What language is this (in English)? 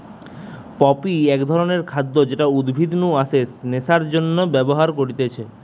Bangla